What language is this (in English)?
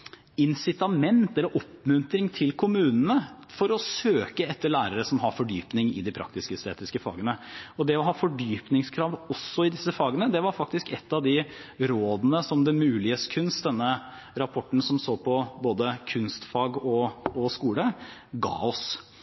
Norwegian Bokmål